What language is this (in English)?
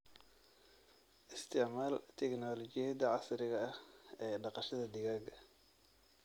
Somali